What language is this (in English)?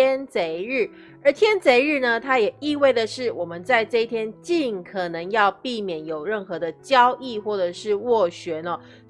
Chinese